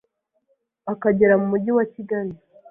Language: Kinyarwanda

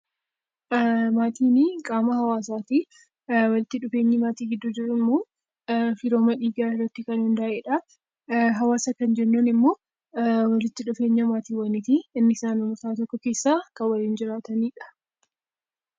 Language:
Oromo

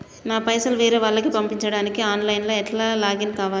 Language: Telugu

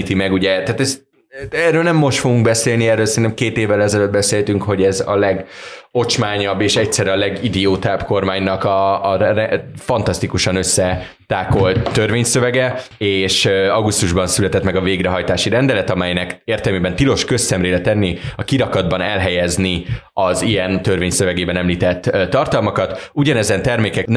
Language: Hungarian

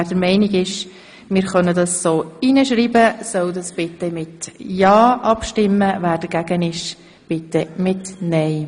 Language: Swiss German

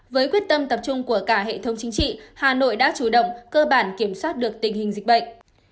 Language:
Vietnamese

